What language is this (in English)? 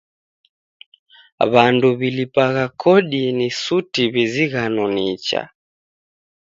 Taita